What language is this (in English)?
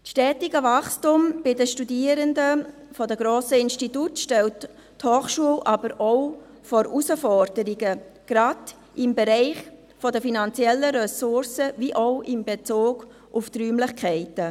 Swiss German